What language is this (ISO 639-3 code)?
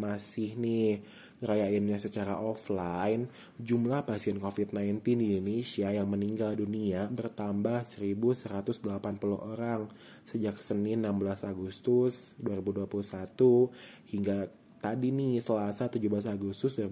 ind